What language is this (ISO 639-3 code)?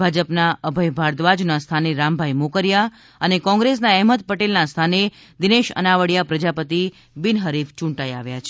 guj